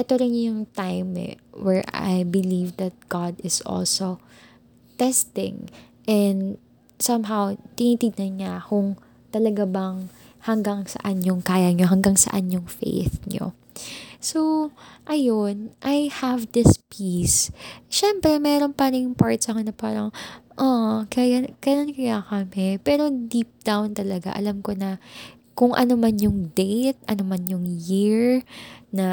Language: Filipino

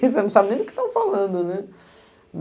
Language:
Portuguese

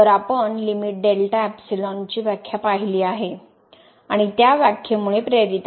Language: Marathi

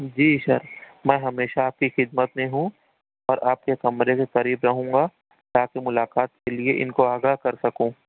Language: Urdu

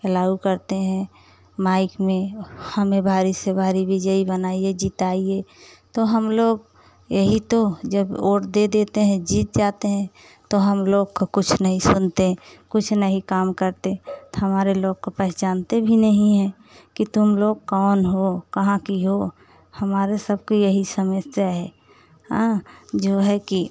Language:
Hindi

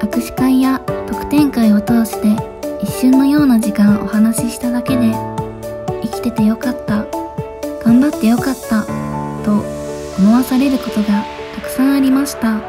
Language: Japanese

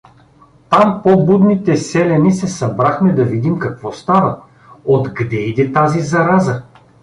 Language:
Bulgarian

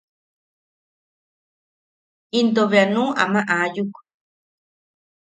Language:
Yaqui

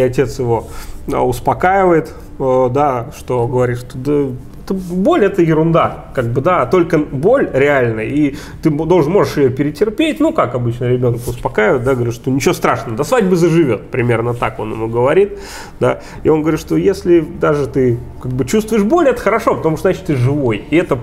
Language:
Russian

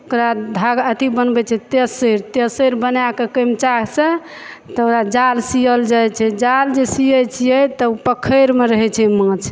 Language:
Maithili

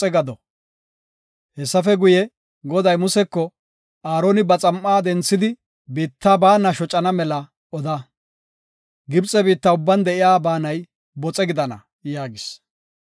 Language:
Gofa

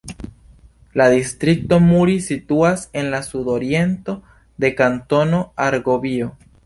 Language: Esperanto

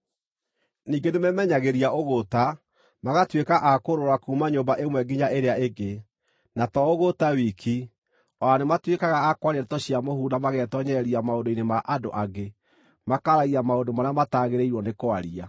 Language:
Kikuyu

